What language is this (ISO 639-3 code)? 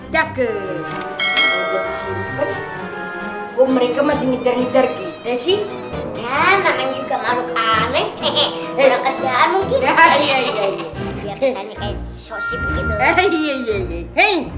ind